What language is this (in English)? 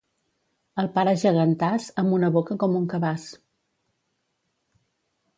Catalan